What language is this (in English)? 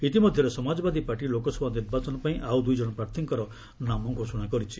Odia